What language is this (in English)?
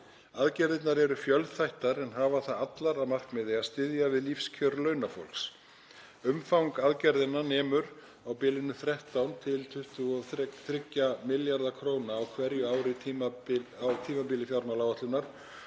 Icelandic